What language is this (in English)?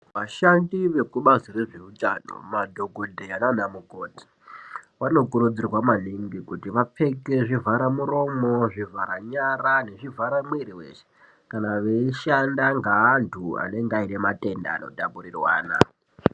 Ndau